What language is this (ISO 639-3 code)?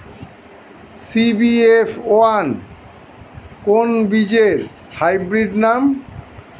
ben